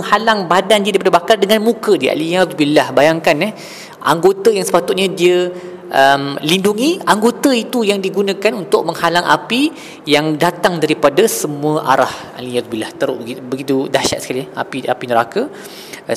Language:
Malay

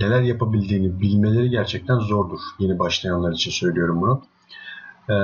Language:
Turkish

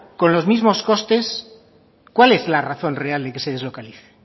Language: Spanish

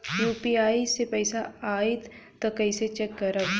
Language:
Bhojpuri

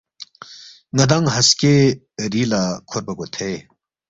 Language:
Balti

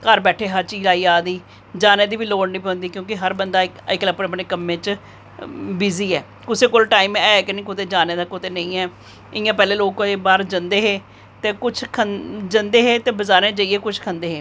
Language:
Dogri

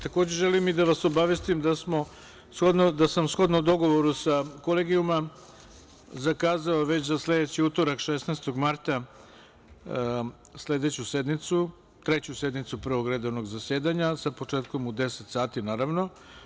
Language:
Serbian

